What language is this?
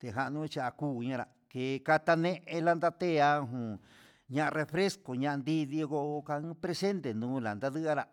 Huitepec Mixtec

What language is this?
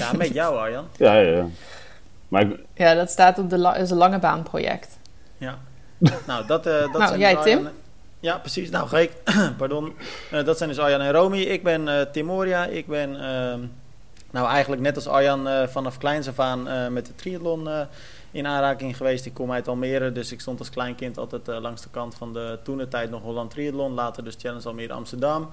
Dutch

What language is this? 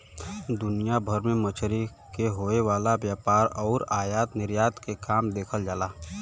Bhojpuri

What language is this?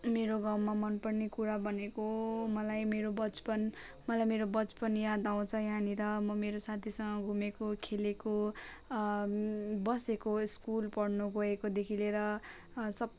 Nepali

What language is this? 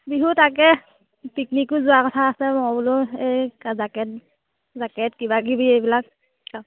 Assamese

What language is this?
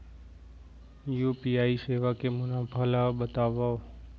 Chhattisgarhi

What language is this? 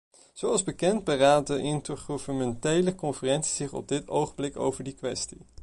Dutch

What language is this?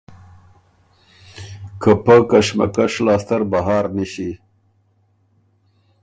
Ormuri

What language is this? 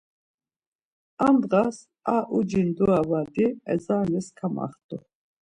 Laz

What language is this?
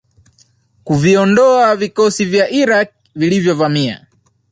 Swahili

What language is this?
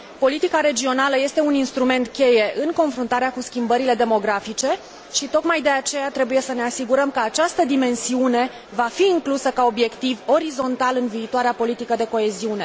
Romanian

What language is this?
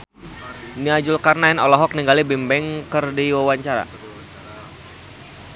Sundanese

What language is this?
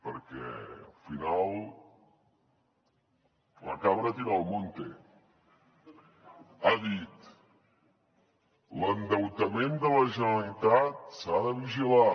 Catalan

